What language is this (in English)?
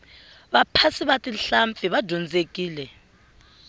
Tsonga